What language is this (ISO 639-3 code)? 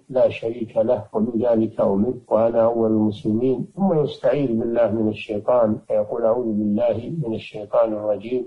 ara